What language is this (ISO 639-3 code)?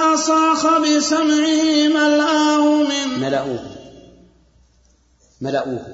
ara